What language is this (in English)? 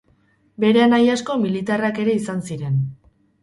Basque